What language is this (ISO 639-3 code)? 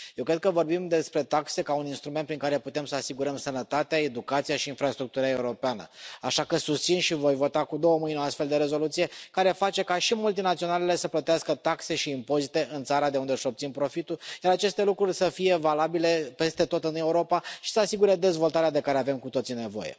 ron